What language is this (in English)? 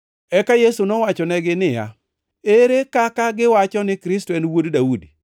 Luo (Kenya and Tanzania)